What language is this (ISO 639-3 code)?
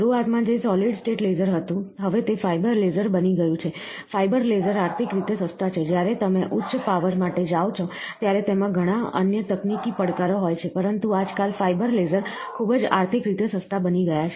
guj